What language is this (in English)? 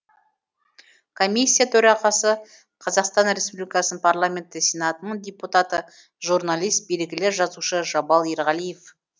Kazakh